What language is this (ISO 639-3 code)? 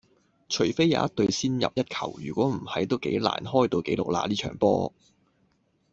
yue